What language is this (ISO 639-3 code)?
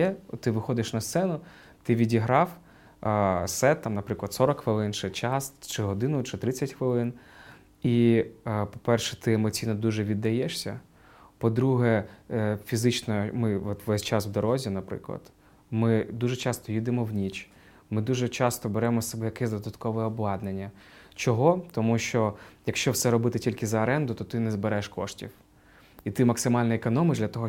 ukr